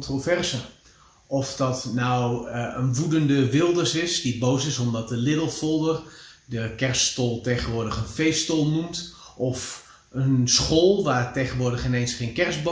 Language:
Dutch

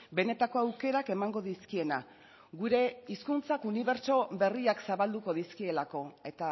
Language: Basque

